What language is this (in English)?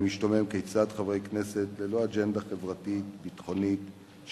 Hebrew